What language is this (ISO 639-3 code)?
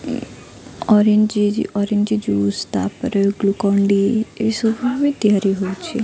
ori